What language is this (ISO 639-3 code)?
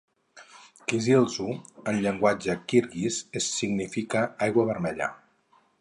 cat